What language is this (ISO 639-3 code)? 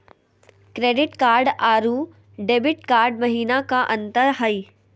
mag